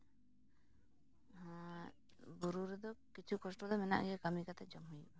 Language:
Santali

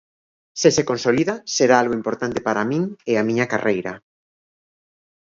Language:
Galician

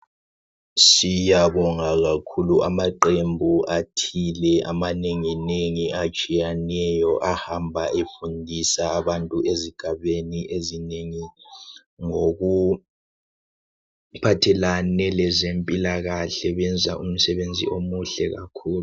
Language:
North Ndebele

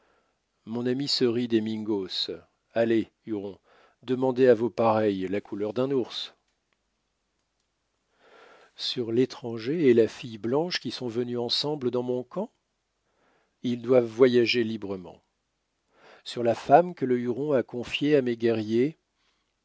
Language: French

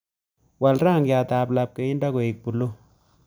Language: Kalenjin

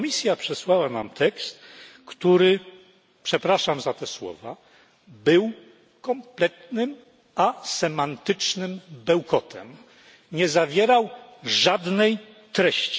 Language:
Polish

